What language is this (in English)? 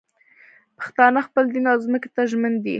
Pashto